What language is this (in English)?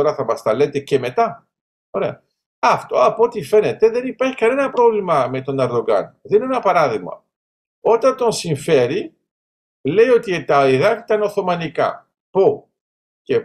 Greek